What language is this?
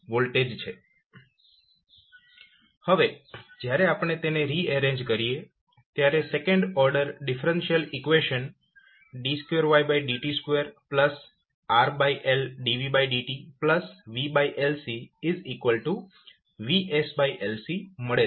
Gujarati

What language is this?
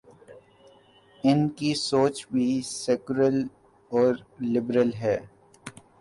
Urdu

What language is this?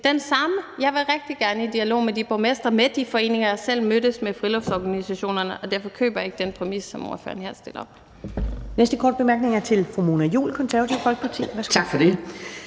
Danish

